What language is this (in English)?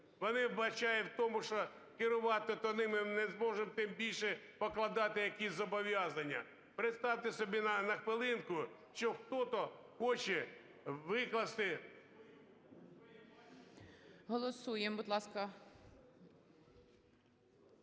Ukrainian